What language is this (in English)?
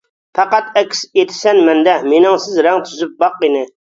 Uyghur